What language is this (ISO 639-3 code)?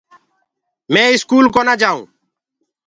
ggg